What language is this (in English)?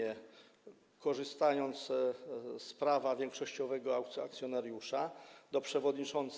Polish